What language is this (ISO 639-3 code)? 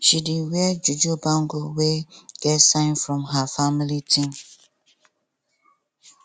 pcm